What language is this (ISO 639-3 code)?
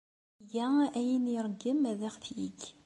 kab